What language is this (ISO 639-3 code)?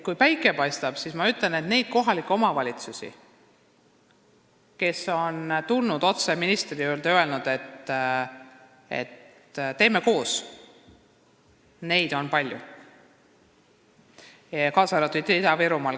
est